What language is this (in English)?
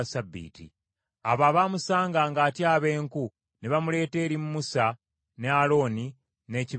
Ganda